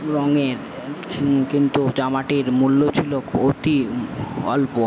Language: Bangla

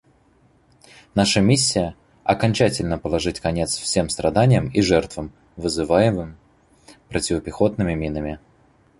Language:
Russian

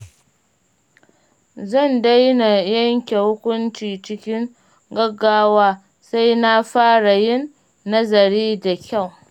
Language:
Hausa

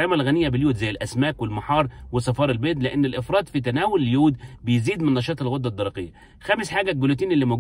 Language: Arabic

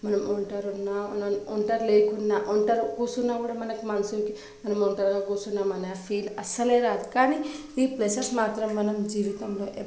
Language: Telugu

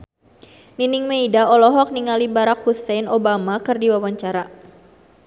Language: Sundanese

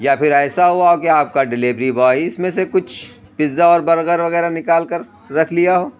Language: Urdu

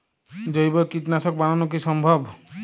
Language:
Bangla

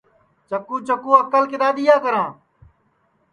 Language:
Sansi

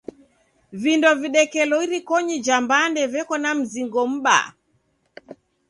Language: Taita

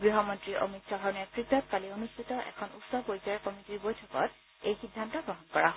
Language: Assamese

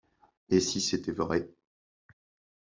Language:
French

